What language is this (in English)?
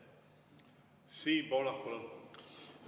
Estonian